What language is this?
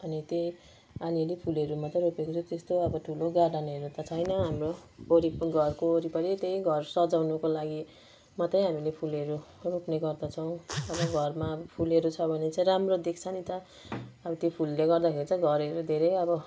Nepali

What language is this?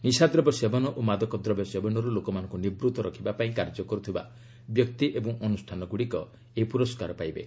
Odia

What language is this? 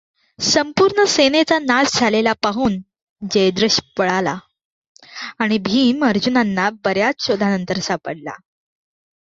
Marathi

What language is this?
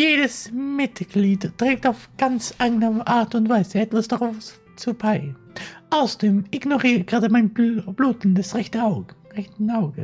German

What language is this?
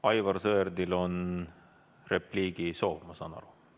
Estonian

